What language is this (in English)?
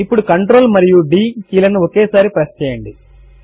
Telugu